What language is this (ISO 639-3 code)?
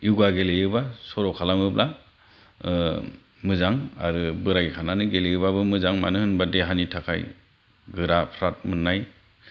brx